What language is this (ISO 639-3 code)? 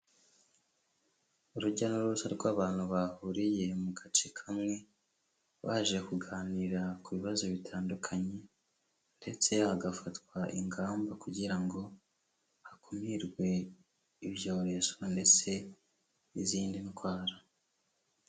kin